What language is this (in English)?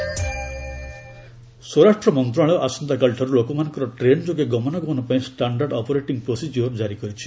Odia